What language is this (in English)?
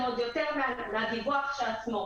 Hebrew